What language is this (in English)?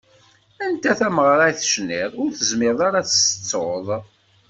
Kabyle